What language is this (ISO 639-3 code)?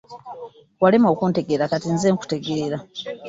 lug